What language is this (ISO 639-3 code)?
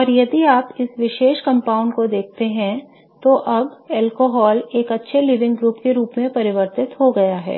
hin